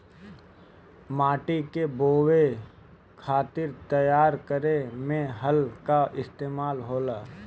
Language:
Bhojpuri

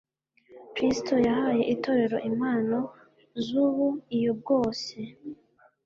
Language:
Kinyarwanda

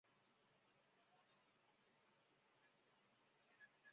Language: Chinese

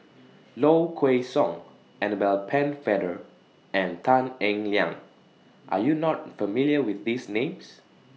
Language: English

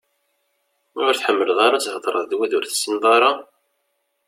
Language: Kabyle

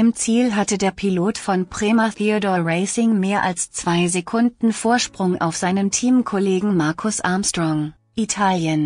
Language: German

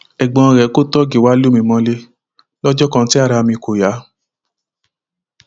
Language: Yoruba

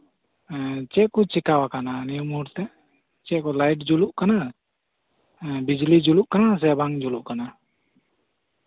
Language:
Santali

